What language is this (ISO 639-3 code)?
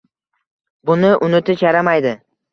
uzb